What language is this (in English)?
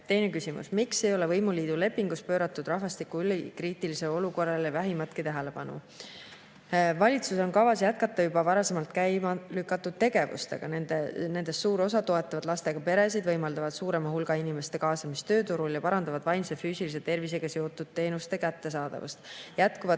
Estonian